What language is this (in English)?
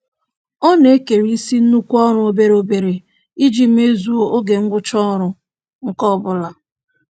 Igbo